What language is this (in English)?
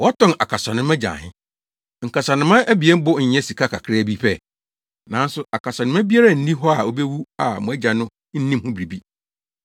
Akan